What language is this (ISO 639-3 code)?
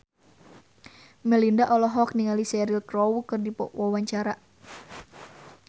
sun